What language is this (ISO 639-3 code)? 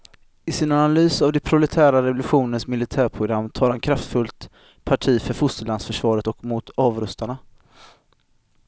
swe